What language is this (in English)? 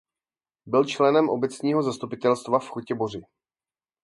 Czech